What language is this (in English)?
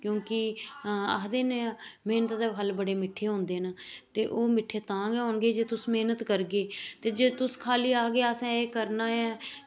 Dogri